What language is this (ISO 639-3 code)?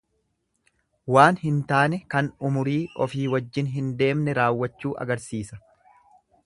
orm